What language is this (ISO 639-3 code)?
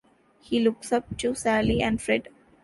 eng